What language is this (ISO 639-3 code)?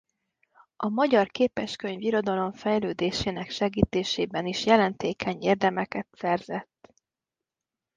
hun